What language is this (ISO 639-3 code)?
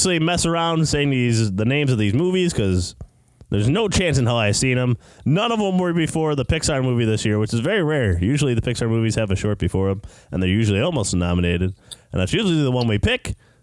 eng